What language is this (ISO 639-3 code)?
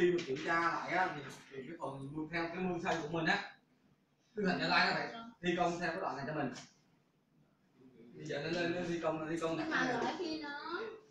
vie